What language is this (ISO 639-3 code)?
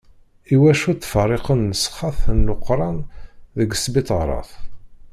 kab